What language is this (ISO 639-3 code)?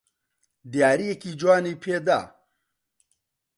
ckb